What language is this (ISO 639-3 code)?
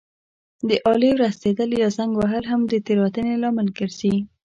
pus